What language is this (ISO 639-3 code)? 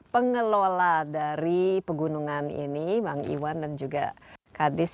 ind